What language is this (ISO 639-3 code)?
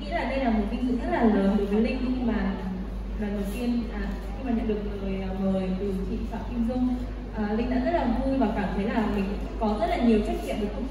vie